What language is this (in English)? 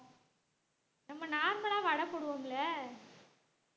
Tamil